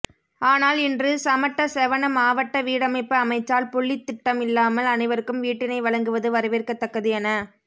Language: Tamil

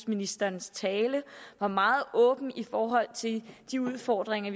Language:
Danish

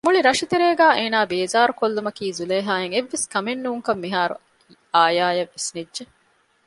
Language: Divehi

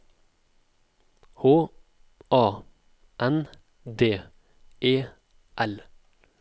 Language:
Norwegian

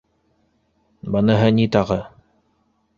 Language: Bashkir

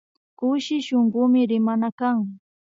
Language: Imbabura Highland Quichua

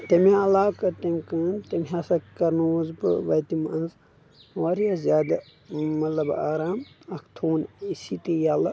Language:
Kashmiri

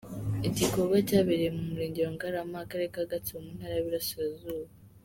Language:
Kinyarwanda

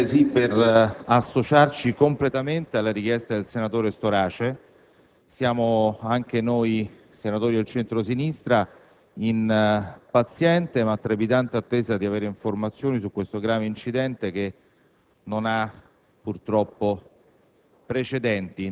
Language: Italian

